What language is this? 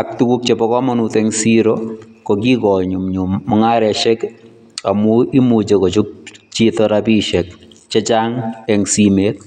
Kalenjin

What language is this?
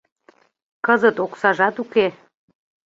Mari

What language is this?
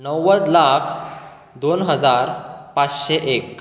Konkani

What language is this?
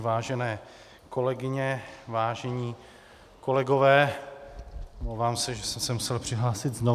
Czech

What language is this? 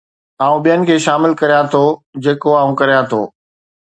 Sindhi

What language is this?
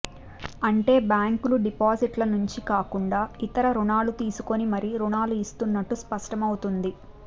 Telugu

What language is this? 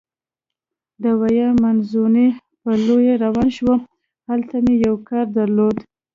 Pashto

